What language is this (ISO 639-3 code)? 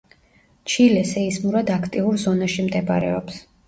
kat